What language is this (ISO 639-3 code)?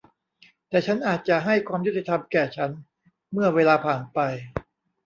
tha